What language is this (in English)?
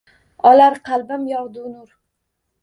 Uzbek